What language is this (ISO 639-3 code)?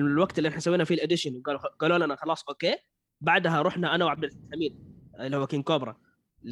ara